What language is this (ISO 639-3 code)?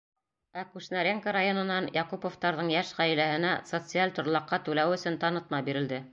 bak